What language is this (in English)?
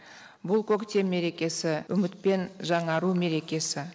Kazakh